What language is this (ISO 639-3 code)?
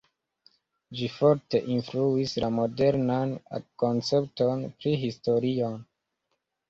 epo